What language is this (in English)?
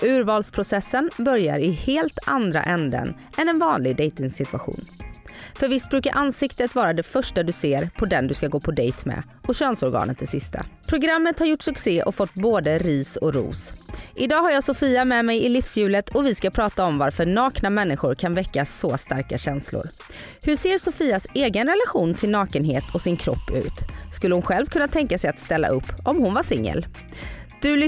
Swedish